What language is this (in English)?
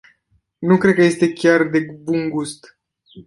Romanian